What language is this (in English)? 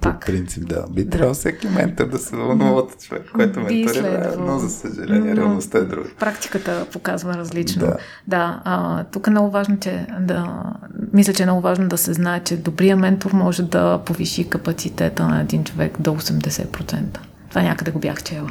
Bulgarian